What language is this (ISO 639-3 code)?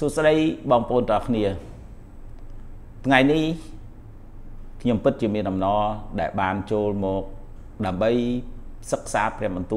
vie